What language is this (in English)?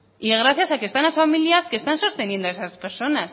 Spanish